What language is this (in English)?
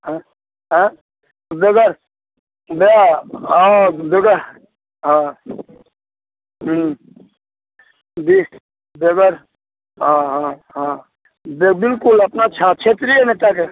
Maithili